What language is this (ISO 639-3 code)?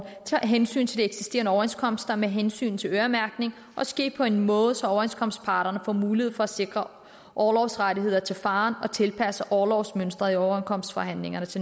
dan